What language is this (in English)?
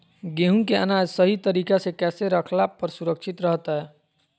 Magahi